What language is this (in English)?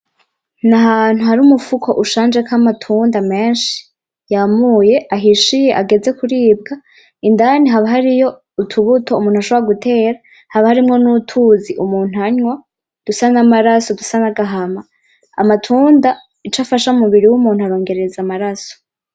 Rundi